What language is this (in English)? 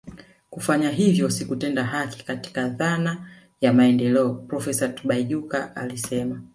Swahili